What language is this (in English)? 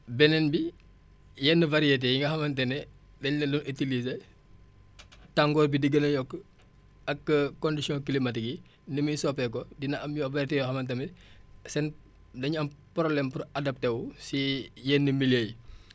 Wolof